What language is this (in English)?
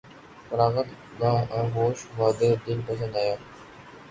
Urdu